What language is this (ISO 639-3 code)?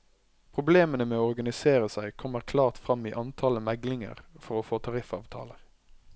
nor